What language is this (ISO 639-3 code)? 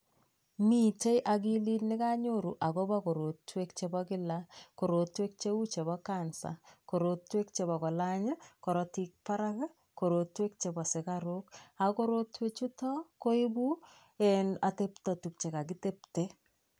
kln